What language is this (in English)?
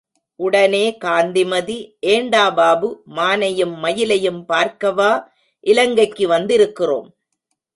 Tamil